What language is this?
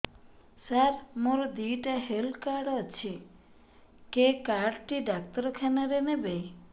Odia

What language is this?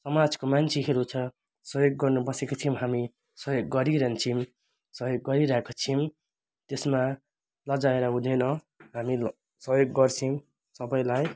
Nepali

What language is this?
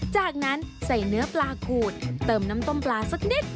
Thai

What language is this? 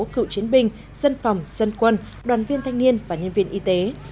Vietnamese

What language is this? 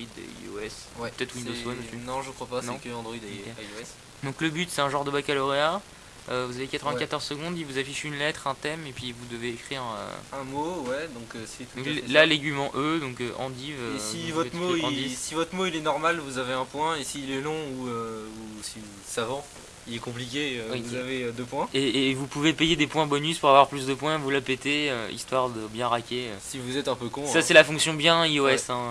French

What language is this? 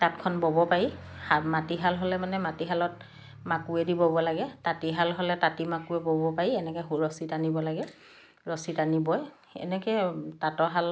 Assamese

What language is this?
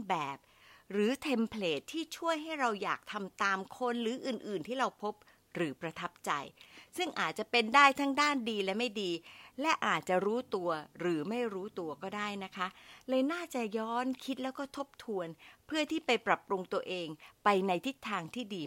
Thai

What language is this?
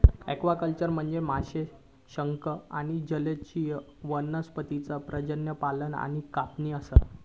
Marathi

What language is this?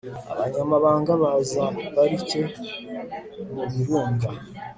Kinyarwanda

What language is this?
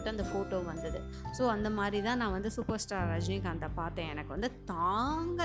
Tamil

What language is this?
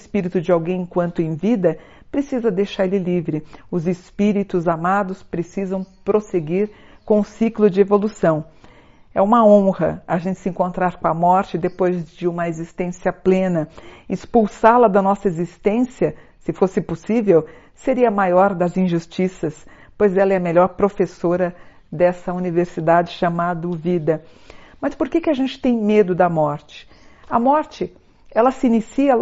Portuguese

